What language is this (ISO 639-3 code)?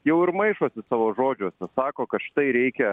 lit